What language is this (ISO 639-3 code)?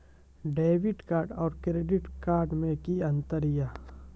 mai